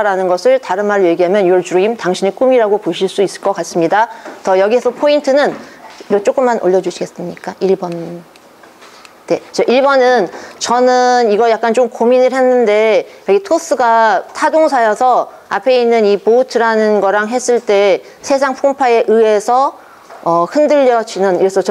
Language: Korean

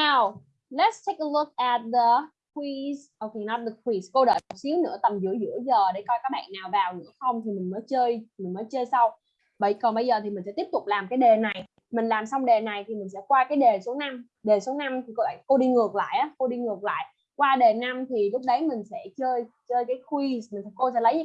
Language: Vietnamese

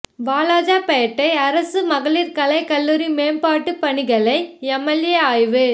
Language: Tamil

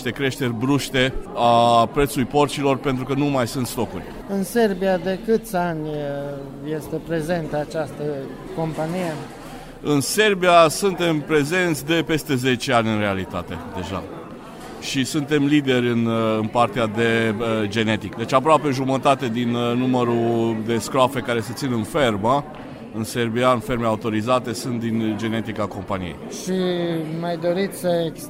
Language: Romanian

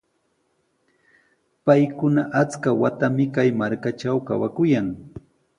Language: Sihuas Ancash Quechua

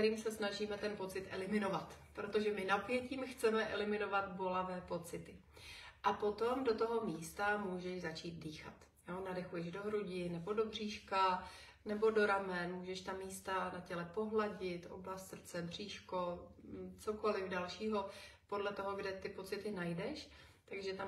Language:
Czech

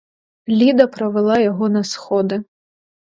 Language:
Ukrainian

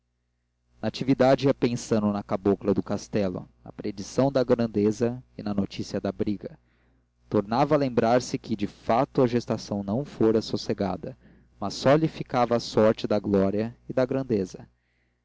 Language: Portuguese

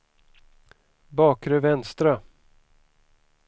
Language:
Swedish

